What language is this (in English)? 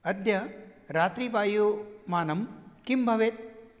Sanskrit